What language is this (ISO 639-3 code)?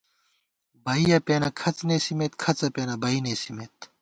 gwt